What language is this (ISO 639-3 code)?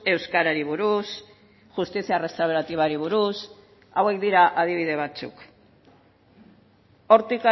eus